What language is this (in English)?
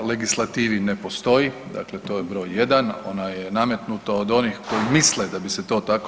Croatian